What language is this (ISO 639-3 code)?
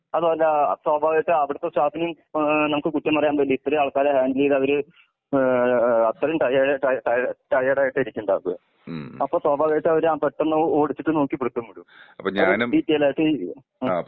mal